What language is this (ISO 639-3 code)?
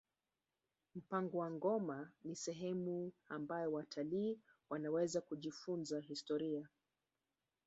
swa